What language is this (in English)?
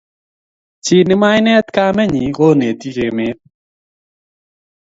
Kalenjin